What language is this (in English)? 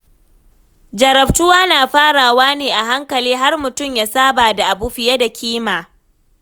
Hausa